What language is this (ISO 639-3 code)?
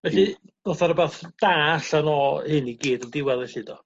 cym